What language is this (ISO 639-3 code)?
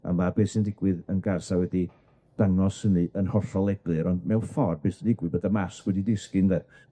cym